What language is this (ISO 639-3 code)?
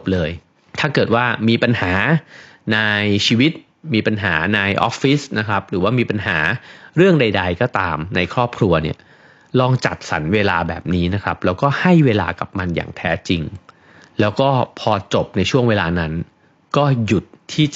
tha